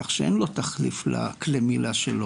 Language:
Hebrew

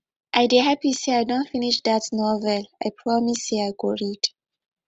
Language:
Nigerian Pidgin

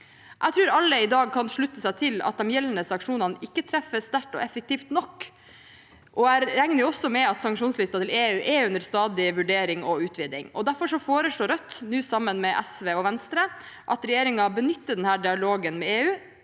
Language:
Norwegian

